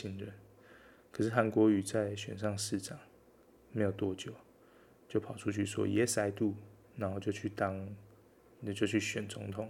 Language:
Chinese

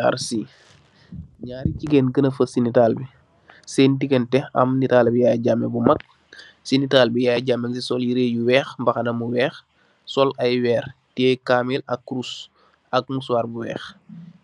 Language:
Wolof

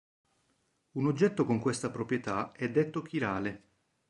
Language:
Italian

